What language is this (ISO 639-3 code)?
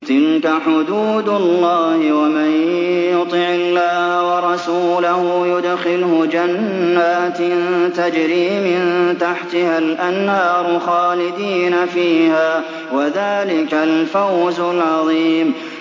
ara